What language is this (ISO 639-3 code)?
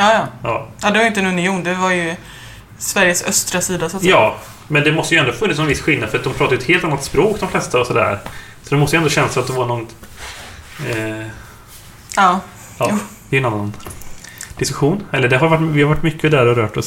swe